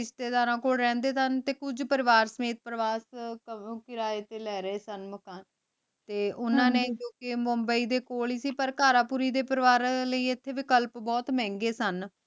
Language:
Punjabi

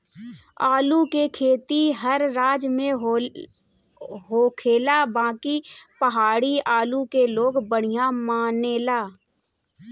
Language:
Bhojpuri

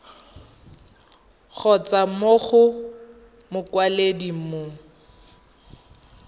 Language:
Tswana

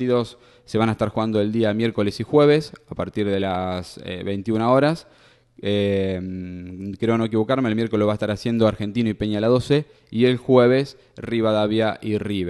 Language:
Spanish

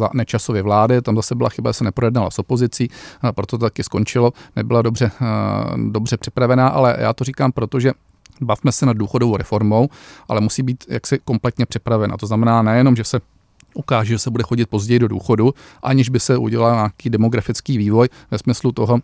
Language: Czech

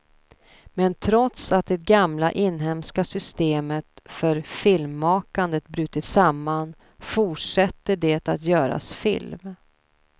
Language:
Swedish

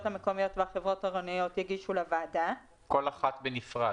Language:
Hebrew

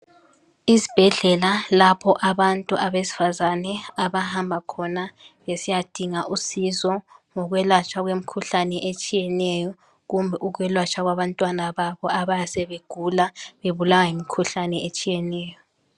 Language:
North Ndebele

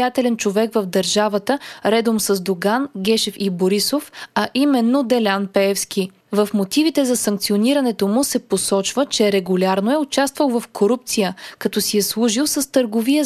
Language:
Bulgarian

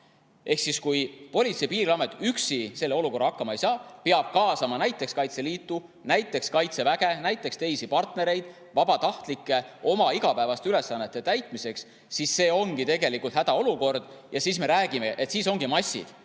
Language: Estonian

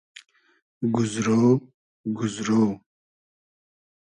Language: Hazaragi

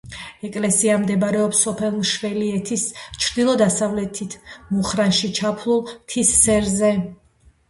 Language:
Georgian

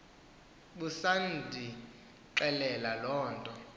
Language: Xhosa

